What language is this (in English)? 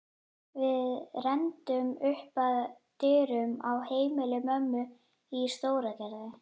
Icelandic